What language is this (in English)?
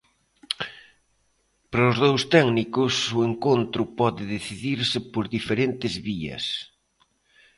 Galician